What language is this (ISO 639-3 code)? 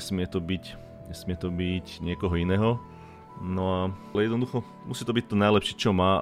slk